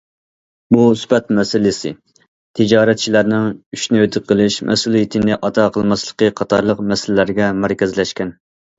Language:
Uyghur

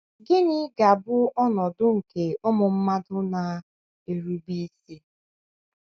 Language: Igbo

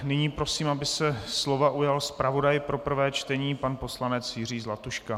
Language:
Czech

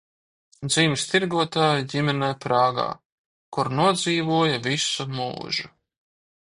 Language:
Latvian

